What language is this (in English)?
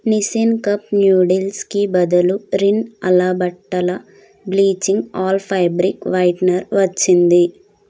Telugu